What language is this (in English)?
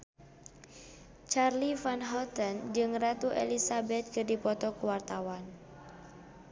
Sundanese